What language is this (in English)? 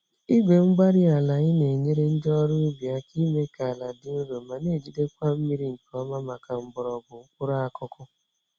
Igbo